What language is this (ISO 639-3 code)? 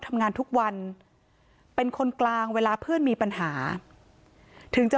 tha